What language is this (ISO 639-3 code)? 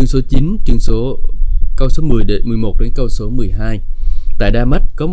vie